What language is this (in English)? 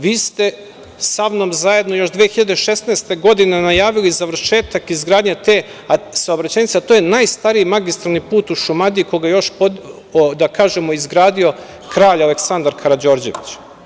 Serbian